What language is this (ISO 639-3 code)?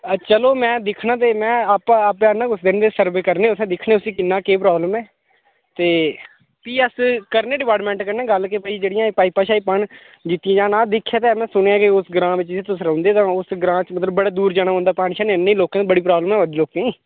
doi